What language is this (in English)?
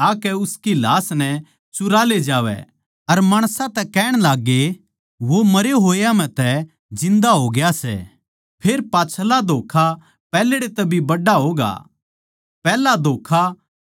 Haryanvi